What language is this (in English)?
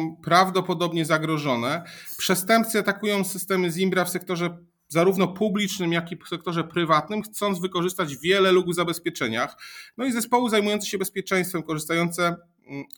Polish